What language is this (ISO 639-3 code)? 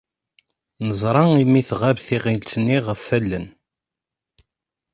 kab